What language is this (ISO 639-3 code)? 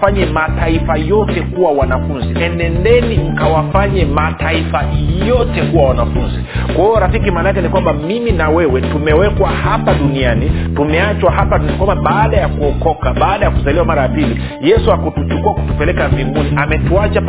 swa